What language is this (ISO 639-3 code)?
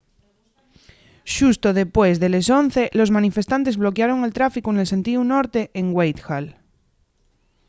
ast